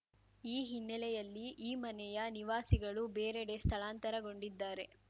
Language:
Kannada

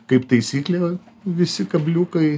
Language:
Lithuanian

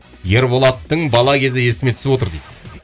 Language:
Kazakh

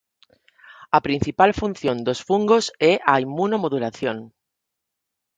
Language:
Galician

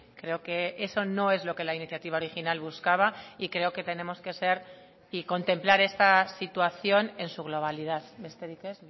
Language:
Spanish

